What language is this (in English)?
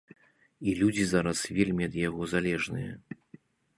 Belarusian